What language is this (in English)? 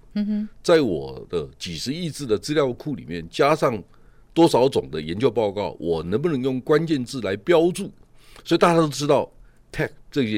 Chinese